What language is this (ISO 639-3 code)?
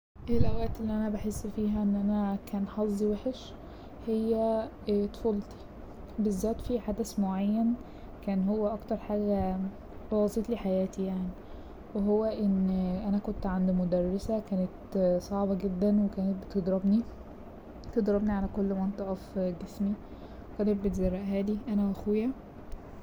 arz